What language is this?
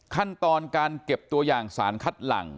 Thai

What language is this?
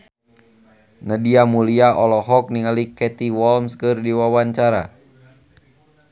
Sundanese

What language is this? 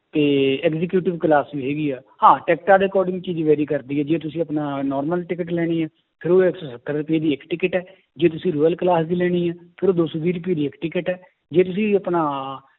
Punjabi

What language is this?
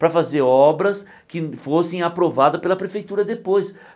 Portuguese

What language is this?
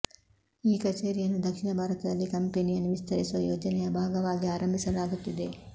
Kannada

